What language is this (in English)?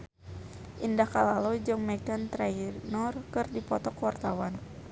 Sundanese